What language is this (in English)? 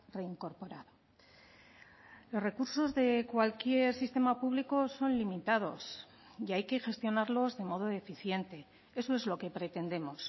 Spanish